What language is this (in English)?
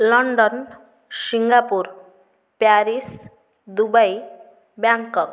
Odia